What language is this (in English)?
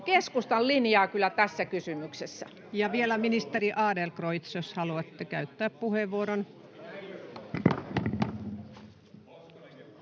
Finnish